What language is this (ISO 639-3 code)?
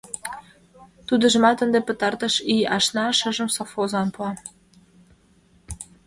chm